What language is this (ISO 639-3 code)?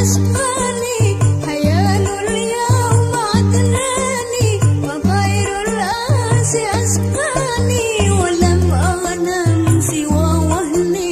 ara